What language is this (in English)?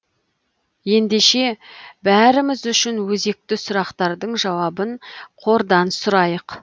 Kazakh